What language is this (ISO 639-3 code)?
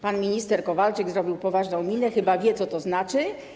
pol